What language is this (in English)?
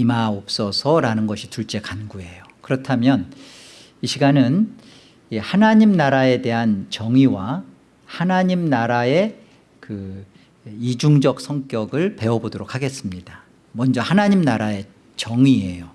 Korean